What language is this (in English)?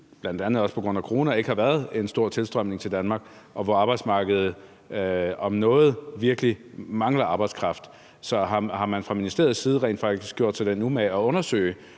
Danish